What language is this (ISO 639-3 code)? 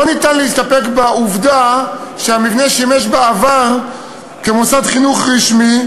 heb